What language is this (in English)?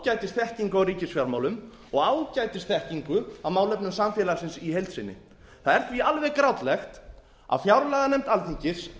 Icelandic